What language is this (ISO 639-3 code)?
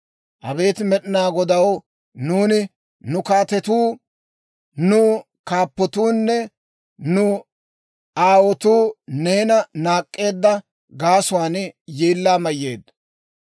dwr